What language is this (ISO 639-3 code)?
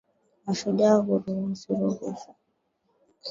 swa